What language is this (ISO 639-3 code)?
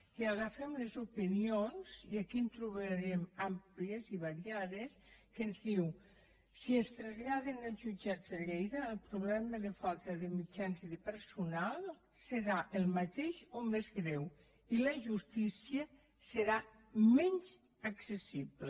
cat